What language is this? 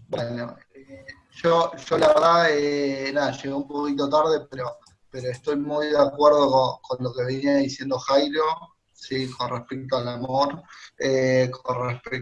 Spanish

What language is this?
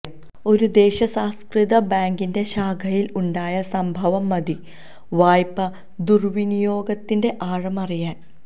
Malayalam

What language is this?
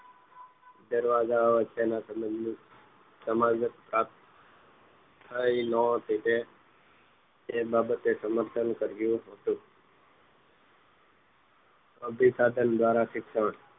Gujarati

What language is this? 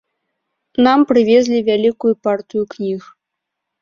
Belarusian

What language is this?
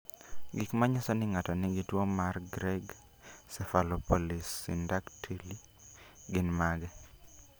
Luo (Kenya and Tanzania)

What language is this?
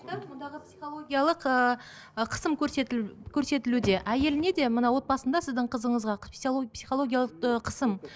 Kazakh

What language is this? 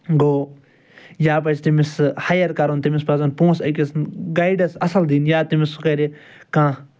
Kashmiri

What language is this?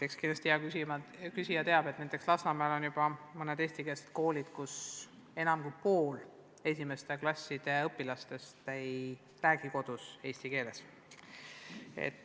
Estonian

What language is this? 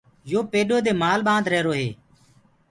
Gurgula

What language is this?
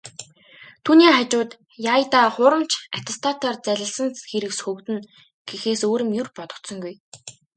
Mongolian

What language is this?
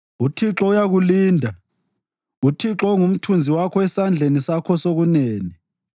North Ndebele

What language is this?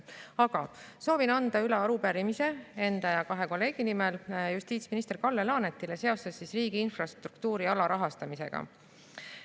Estonian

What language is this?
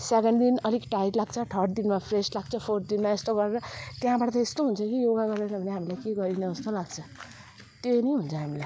Nepali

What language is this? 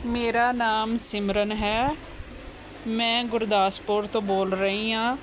Punjabi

